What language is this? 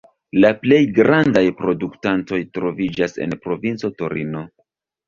Esperanto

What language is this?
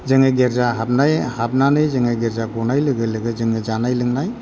Bodo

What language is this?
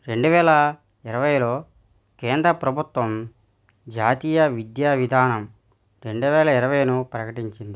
Telugu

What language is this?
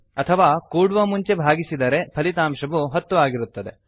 Kannada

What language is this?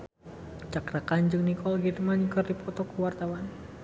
Sundanese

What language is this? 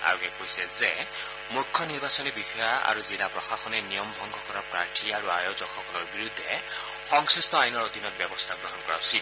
Assamese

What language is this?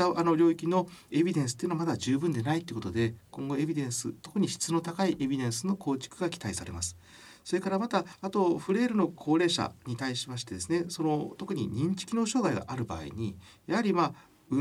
Japanese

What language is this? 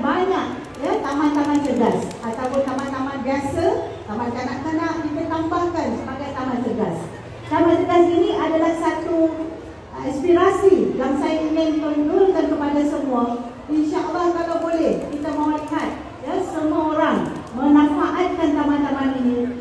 Malay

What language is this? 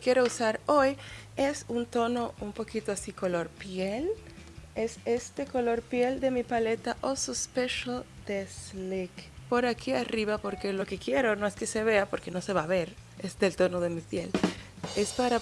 Spanish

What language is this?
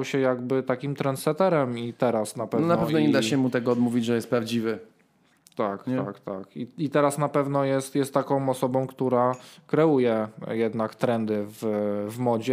Polish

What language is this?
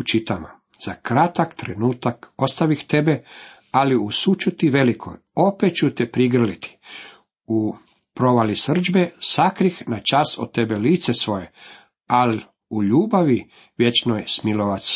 Croatian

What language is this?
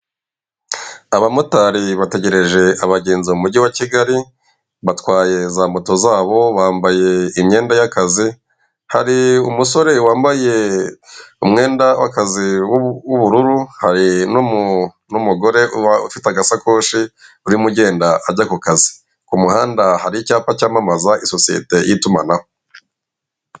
Kinyarwanda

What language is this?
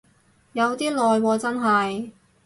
Cantonese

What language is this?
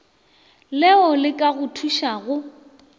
Northern Sotho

